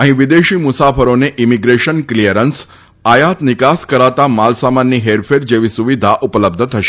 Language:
Gujarati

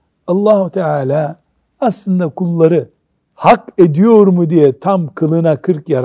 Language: Turkish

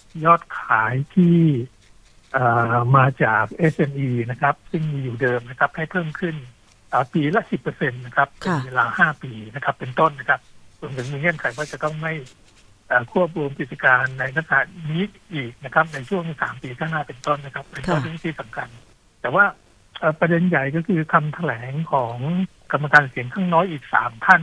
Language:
Thai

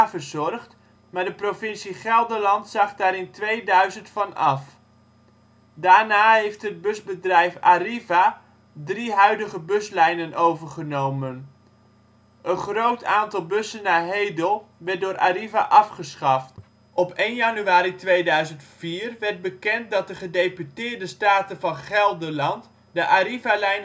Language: Dutch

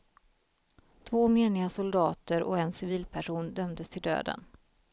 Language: Swedish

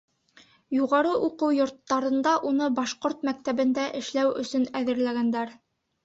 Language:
Bashkir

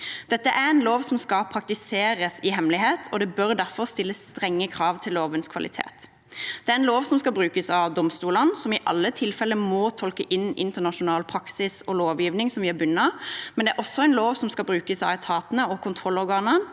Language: Norwegian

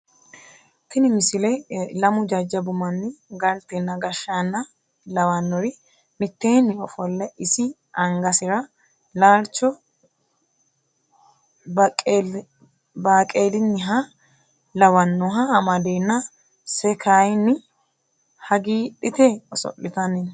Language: Sidamo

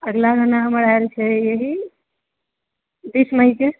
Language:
Maithili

